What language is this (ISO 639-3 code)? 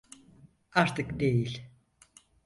tur